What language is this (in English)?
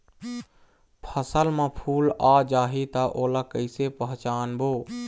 Chhattisgarhi